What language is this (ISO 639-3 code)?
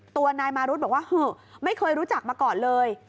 tha